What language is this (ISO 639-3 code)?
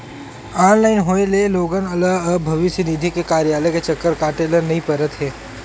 hne